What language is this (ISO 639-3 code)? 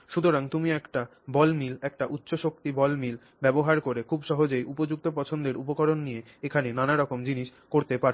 ben